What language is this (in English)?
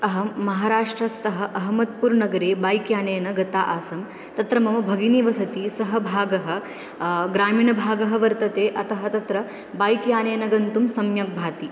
Sanskrit